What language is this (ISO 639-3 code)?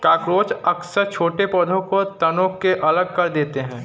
hin